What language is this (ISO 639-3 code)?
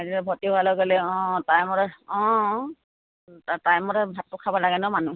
asm